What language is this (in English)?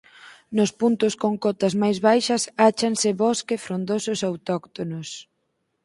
Galician